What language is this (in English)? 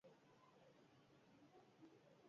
Basque